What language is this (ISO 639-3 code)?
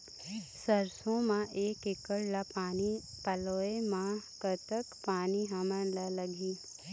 hne